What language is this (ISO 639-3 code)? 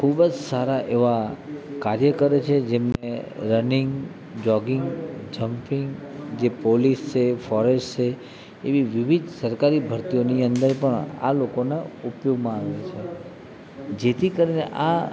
guj